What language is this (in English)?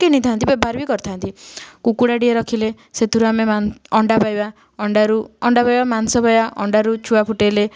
Odia